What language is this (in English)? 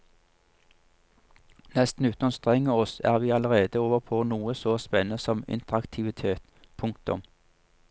Norwegian